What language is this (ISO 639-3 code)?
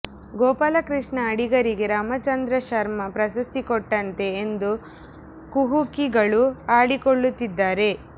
kan